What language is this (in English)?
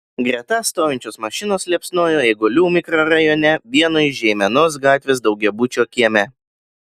Lithuanian